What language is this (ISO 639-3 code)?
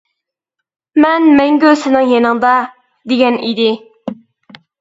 uig